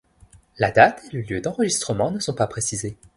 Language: French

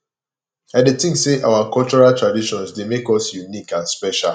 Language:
Nigerian Pidgin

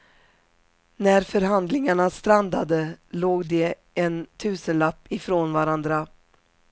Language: Swedish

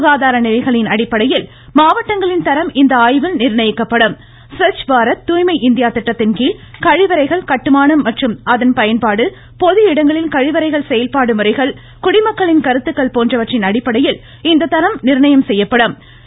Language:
Tamil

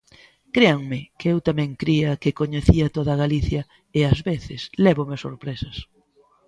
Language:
Galician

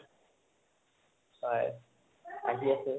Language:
Assamese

